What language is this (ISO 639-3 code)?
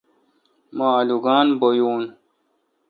xka